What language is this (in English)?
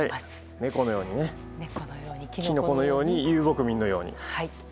Japanese